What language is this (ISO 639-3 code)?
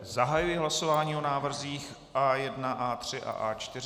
ces